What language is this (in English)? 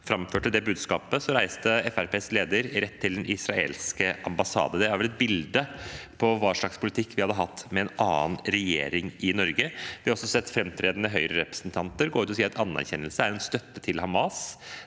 Norwegian